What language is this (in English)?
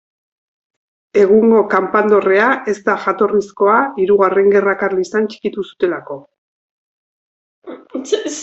Basque